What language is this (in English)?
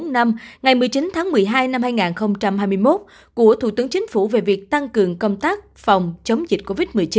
Vietnamese